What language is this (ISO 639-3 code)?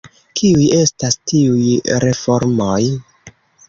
epo